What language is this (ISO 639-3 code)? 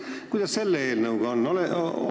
est